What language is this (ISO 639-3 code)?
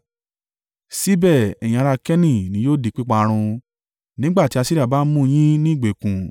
yor